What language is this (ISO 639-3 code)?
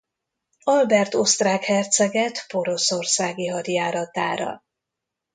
hun